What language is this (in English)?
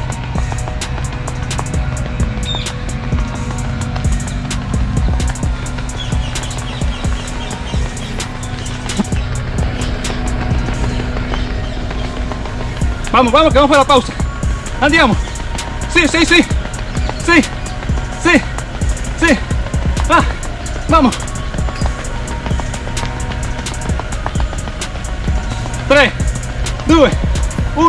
Spanish